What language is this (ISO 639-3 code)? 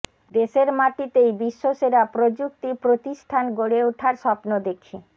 ben